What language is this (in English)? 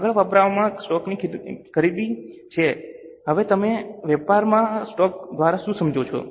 Gujarati